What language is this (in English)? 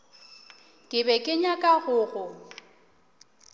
Northern Sotho